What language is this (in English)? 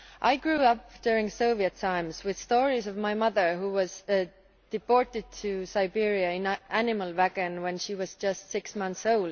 English